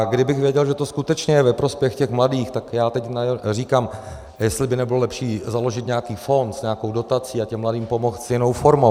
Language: Czech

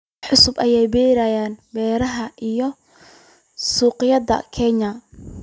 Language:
Somali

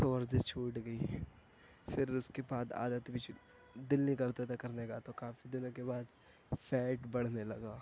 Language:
Urdu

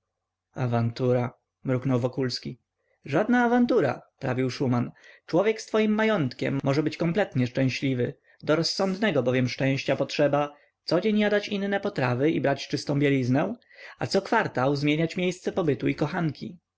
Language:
Polish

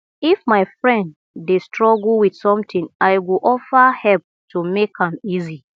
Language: Nigerian Pidgin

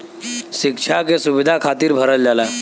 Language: Bhojpuri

